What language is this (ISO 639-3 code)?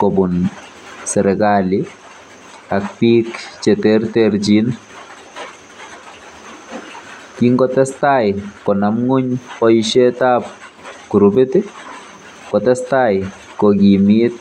kln